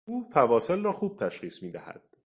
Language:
Persian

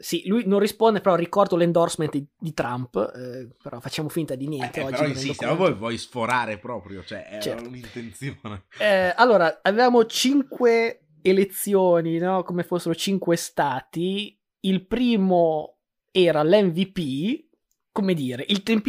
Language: Italian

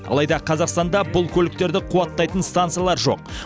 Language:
Kazakh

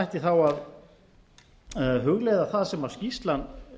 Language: Icelandic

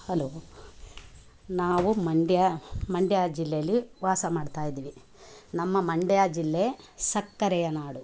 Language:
Kannada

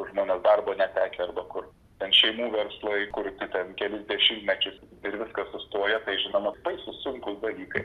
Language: Lithuanian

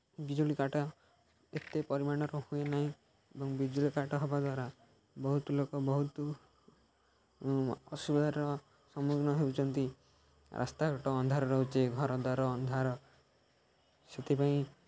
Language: Odia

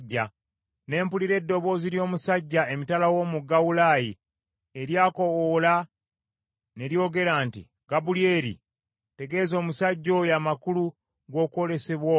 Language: Ganda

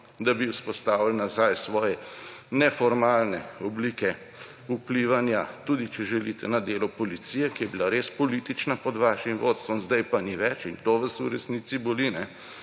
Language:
Slovenian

